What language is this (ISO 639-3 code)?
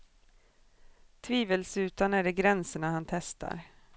swe